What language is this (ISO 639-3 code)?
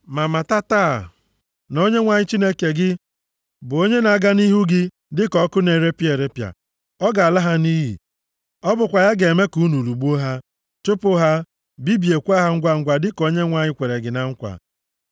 ibo